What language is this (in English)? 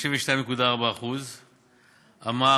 Hebrew